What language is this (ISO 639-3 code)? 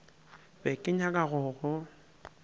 nso